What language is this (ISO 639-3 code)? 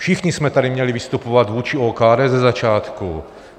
ces